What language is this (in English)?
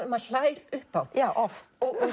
Icelandic